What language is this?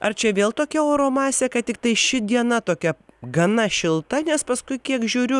Lithuanian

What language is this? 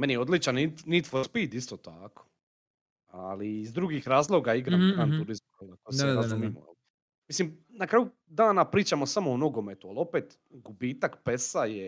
Croatian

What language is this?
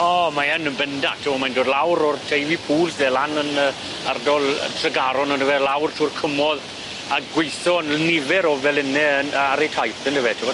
Welsh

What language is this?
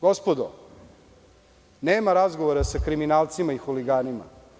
Serbian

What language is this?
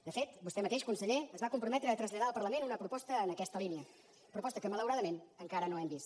Catalan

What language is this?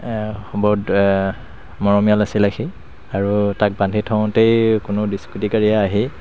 Assamese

